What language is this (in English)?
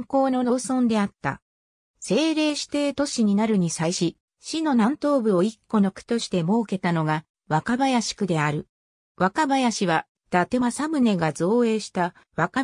Japanese